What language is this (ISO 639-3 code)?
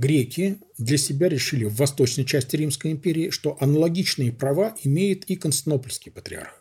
rus